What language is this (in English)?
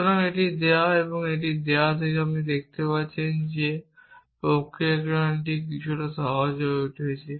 Bangla